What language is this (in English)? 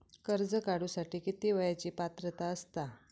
Marathi